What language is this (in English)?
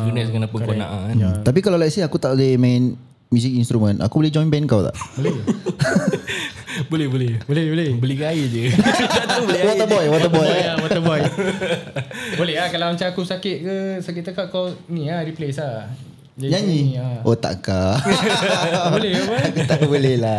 Malay